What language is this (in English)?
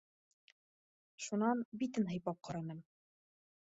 Bashkir